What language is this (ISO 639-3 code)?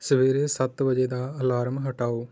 pan